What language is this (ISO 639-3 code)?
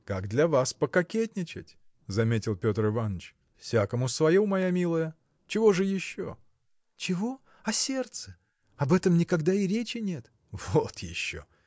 rus